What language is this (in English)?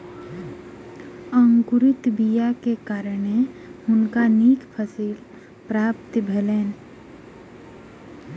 Maithili